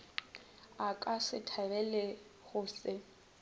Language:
Northern Sotho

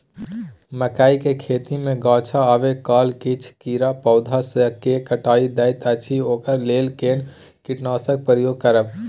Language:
Maithili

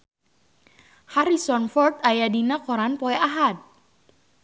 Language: Sundanese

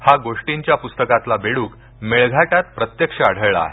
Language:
Marathi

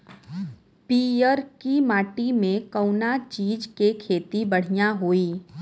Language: Bhojpuri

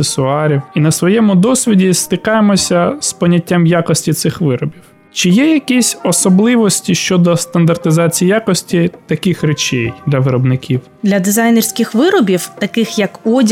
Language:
Ukrainian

